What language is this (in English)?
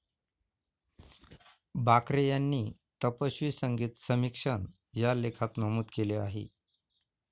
Marathi